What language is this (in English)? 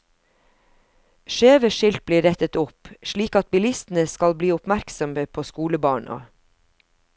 Norwegian